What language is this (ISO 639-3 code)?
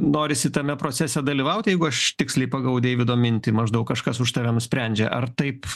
lit